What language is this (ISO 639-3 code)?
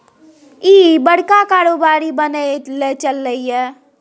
mai